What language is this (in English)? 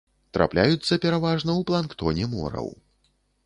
Belarusian